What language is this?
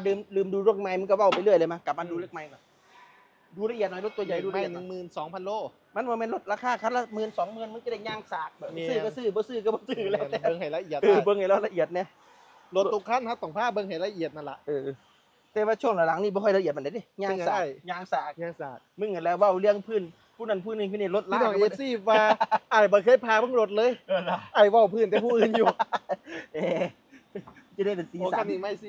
Thai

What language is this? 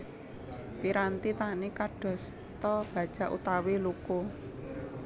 Javanese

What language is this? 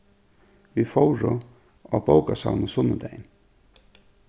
Faroese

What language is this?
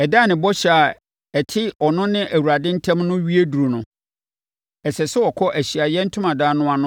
Akan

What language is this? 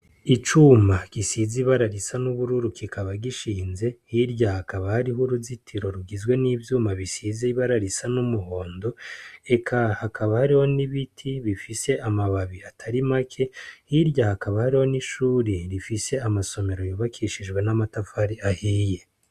Rundi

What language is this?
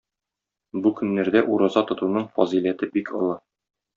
Tatar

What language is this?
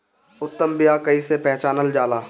Bhojpuri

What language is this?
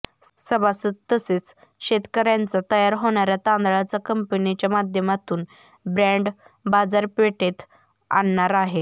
Marathi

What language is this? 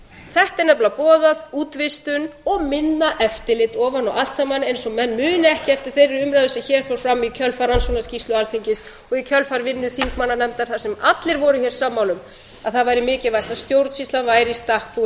Icelandic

